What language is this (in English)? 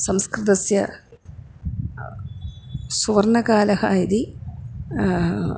Sanskrit